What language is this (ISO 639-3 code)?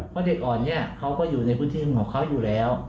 tha